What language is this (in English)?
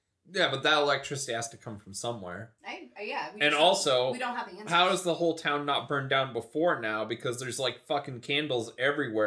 English